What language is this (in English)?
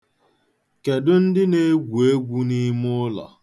Igbo